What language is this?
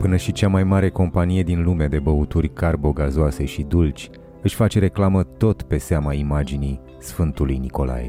Romanian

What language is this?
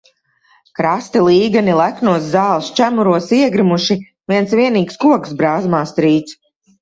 Latvian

